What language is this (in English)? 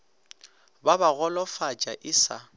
Northern Sotho